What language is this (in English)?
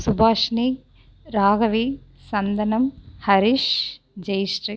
Tamil